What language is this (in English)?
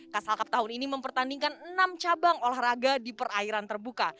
Indonesian